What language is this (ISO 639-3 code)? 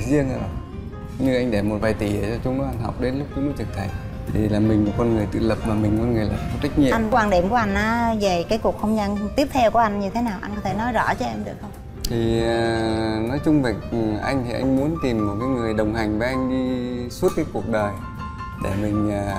vie